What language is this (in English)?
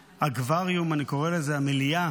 Hebrew